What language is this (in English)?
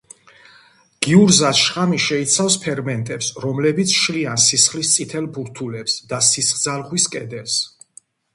Georgian